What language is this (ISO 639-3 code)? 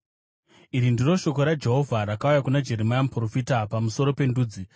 sna